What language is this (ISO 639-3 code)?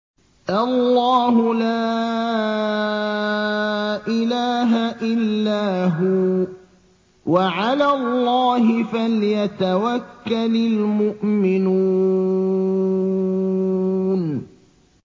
ara